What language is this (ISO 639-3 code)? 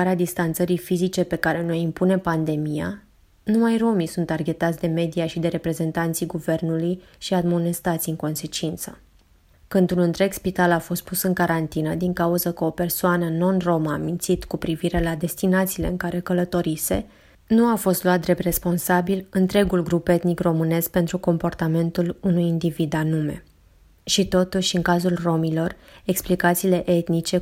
ron